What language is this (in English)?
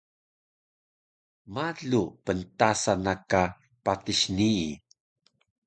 Taroko